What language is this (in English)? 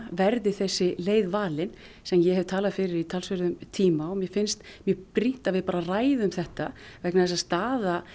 Icelandic